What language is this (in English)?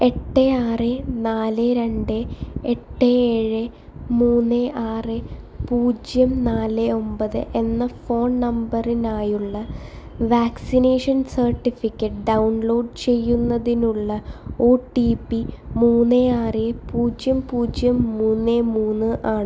Malayalam